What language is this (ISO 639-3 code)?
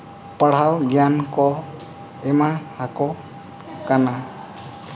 sat